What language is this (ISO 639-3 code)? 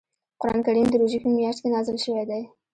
pus